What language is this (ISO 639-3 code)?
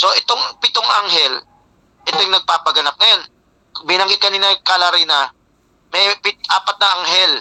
fil